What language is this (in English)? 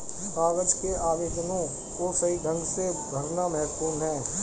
Hindi